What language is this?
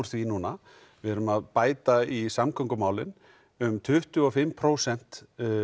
Icelandic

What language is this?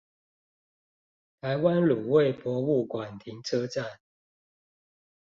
Chinese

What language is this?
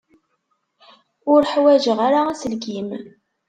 Kabyle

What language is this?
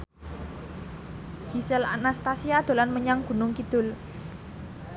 Javanese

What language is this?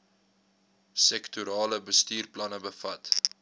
Afrikaans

